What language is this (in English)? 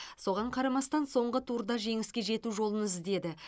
Kazakh